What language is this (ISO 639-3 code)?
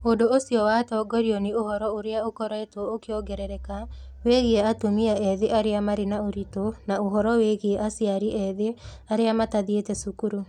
kik